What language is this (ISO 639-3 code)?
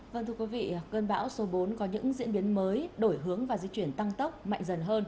vie